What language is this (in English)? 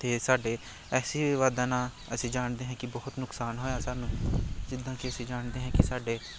Punjabi